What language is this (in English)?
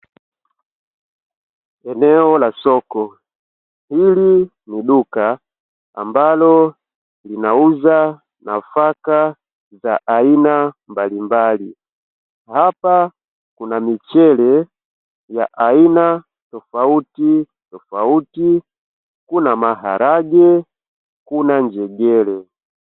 Swahili